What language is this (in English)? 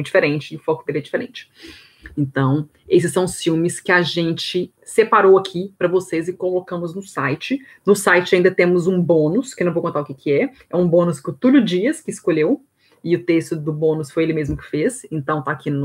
Portuguese